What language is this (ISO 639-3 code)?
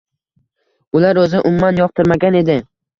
uzb